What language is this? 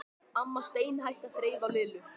Icelandic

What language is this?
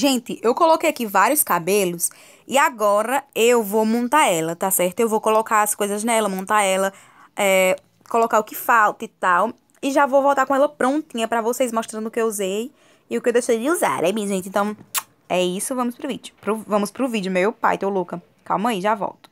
Portuguese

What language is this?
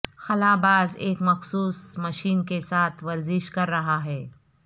Urdu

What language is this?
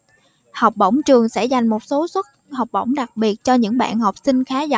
Vietnamese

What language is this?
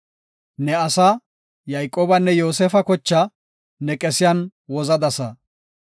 Gofa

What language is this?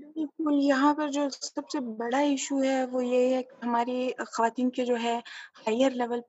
Urdu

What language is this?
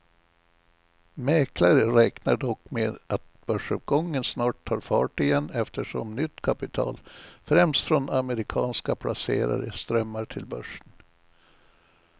Swedish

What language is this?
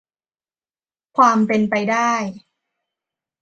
Thai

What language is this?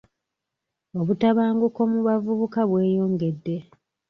Ganda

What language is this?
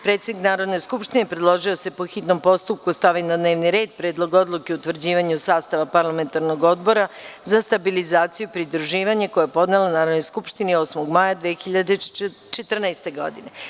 Serbian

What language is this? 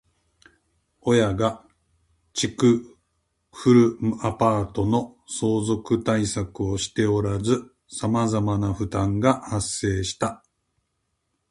Japanese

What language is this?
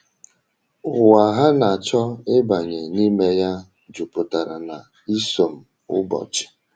Igbo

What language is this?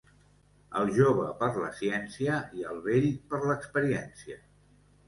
Catalan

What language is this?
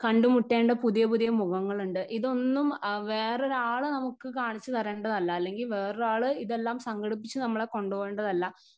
Malayalam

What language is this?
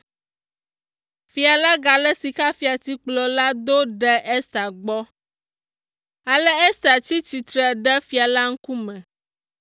Ewe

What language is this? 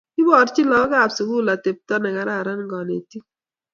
Kalenjin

